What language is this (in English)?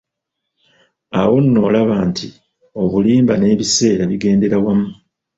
Ganda